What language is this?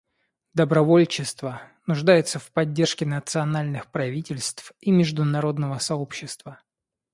Russian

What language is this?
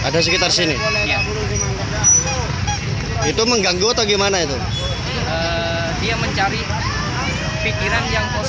Indonesian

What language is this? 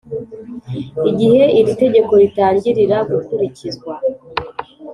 Kinyarwanda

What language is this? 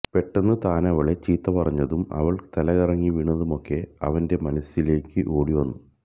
Malayalam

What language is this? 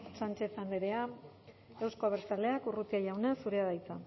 Basque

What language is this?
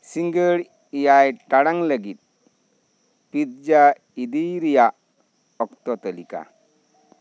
Santali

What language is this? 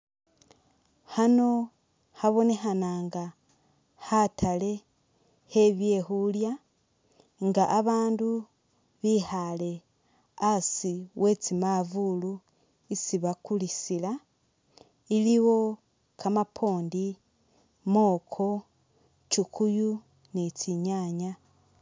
Masaaba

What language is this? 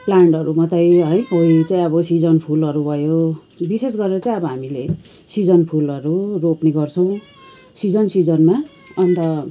Nepali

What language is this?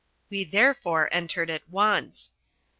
English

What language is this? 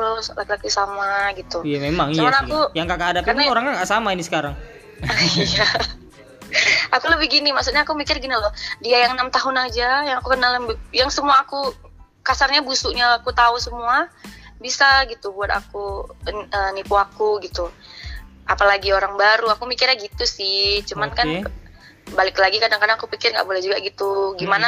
Indonesian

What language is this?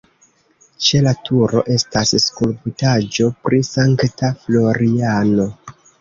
Esperanto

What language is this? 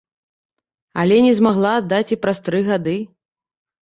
Belarusian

